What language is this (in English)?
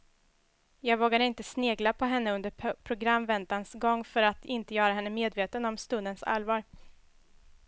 Swedish